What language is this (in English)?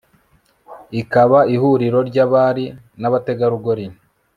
Kinyarwanda